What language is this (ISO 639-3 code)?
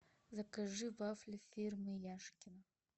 rus